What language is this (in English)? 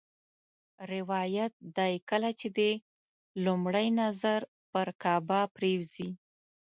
Pashto